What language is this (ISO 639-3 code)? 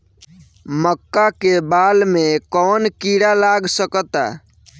bho